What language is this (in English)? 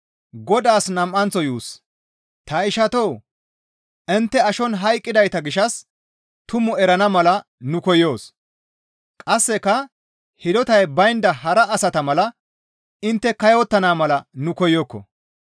Gamo